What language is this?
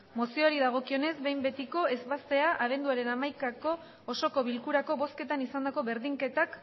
Basque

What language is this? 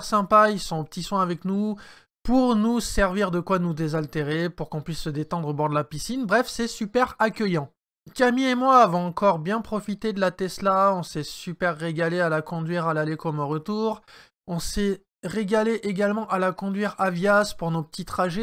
French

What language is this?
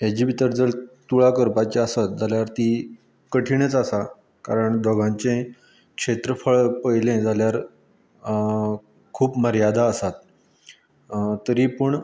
Konkani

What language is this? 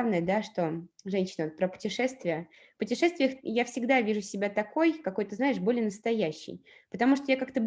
Russian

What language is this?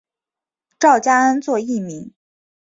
Chinese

